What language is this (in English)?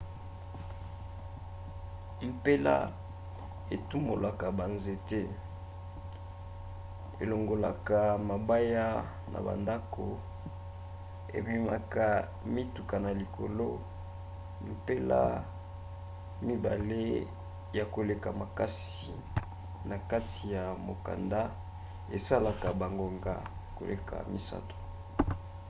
Lingala